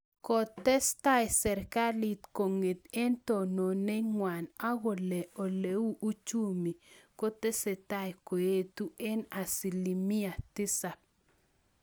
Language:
Kalenjin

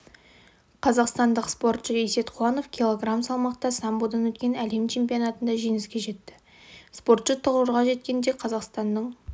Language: Kazakh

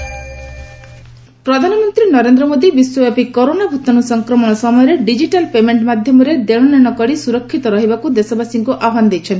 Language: Odia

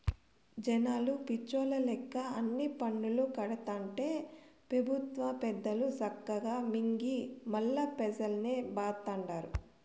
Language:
Telugu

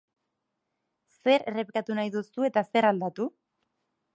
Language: Basque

